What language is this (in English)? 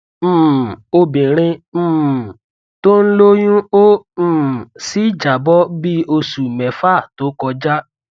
Yoruba